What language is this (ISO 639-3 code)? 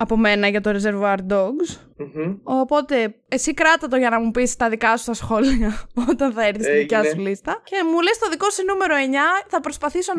ell